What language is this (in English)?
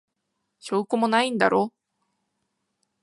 Japanese